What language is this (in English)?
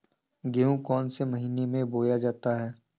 Hindi